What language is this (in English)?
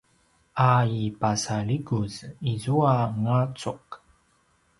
Paiwan